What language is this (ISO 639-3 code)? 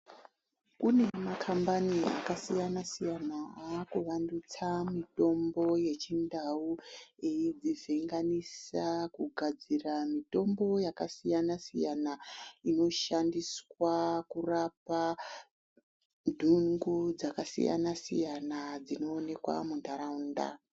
ndc